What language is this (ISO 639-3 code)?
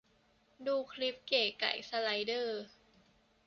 tha